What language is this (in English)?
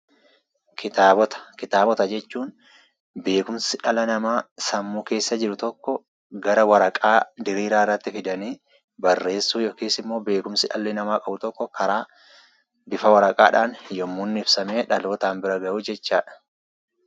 Oromo